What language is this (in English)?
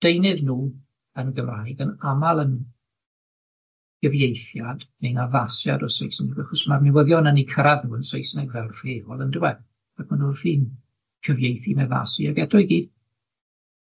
Welsh